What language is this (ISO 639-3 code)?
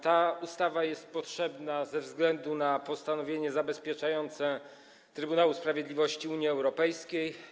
pol